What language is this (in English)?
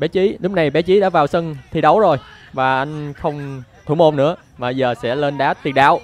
Vietnamese